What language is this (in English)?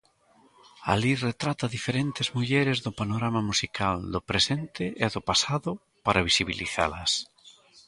Galician